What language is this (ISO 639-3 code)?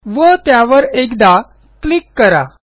mar